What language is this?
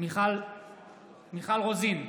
Hebrew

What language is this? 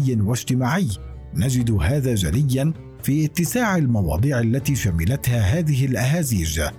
Arabic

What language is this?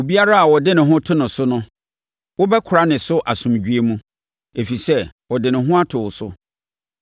Akan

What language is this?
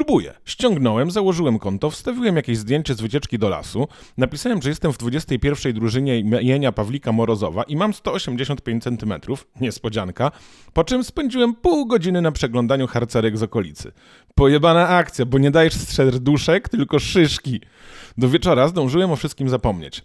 Polish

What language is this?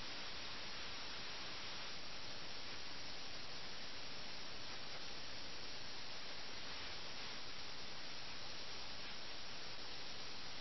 Malayalam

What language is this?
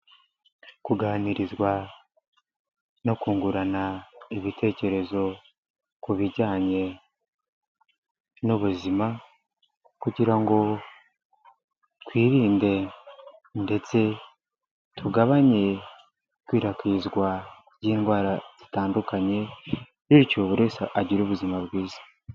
Kinyarwanda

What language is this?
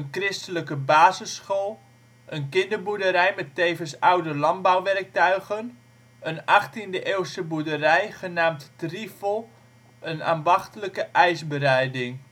Dutch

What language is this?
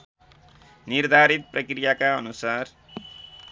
Nepali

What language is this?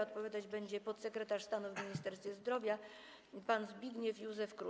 Polish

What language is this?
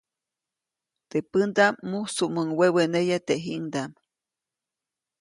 Copainalá Zoque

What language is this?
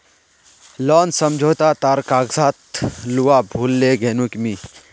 Magahi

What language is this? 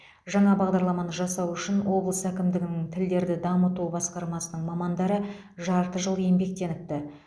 Kazakh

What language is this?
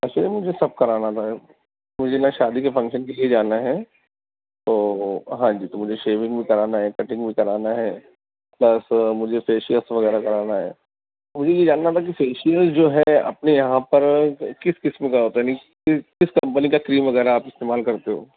Urdu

